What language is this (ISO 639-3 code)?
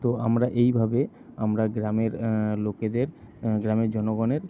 ben